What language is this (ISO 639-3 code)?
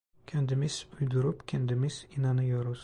tur